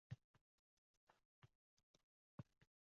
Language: Uzbek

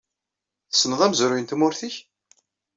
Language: Kabyle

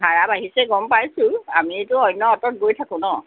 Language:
Assamese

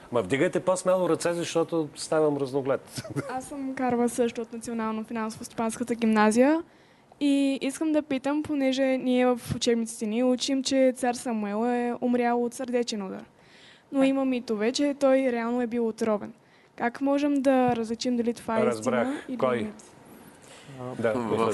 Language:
Bulgarian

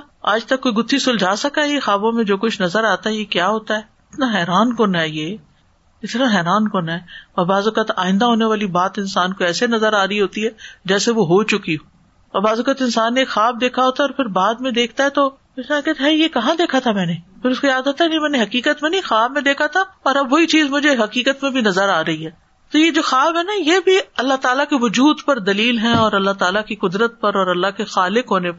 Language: Urdu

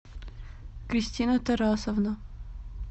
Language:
Russian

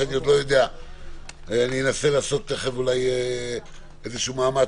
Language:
Hebrew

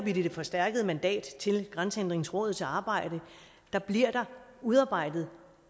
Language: Danish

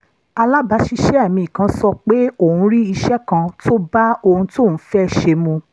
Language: Yoruba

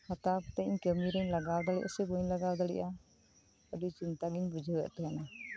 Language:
Santali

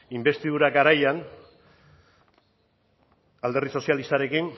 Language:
Basque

